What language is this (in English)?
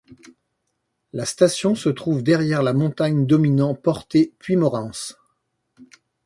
French